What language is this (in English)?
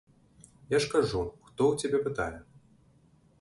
Belarusian